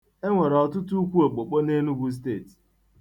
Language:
Igbo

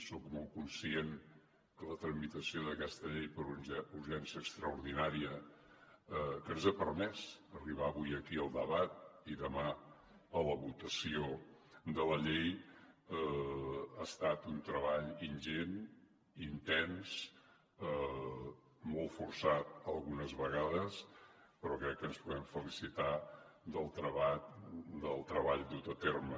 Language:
Catalan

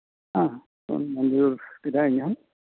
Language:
Santali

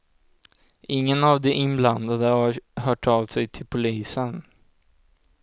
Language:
Swedish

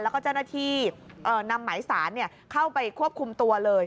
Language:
Thai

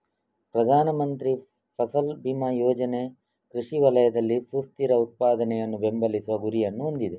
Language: Kannada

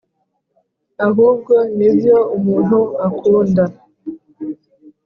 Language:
Kinyarwanda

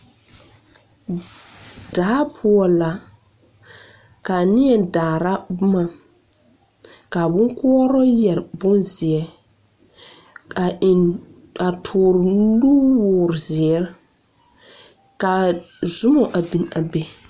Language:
Southern Dagaare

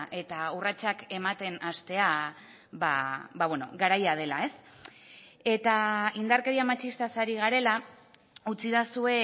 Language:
Basque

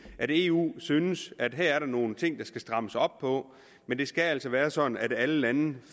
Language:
Danish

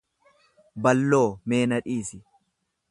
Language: Oromo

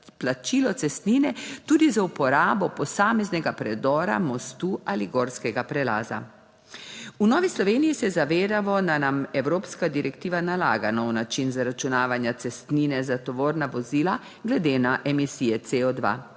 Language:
Slovenian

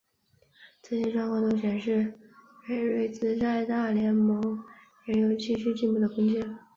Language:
Chinese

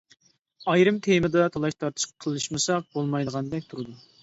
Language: Uyghur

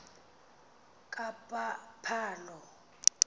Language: Xhosa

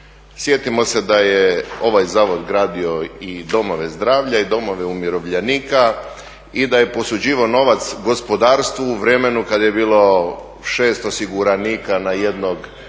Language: Croatian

